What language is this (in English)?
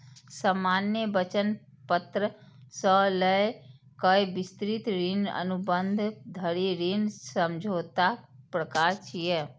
Maithili